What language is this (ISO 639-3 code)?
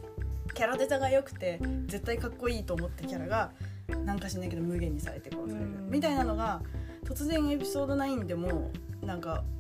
jpn